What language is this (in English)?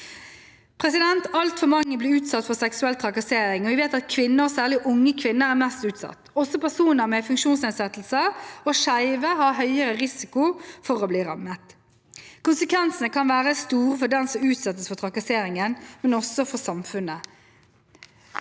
Norwegian